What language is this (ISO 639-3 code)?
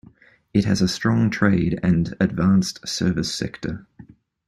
eng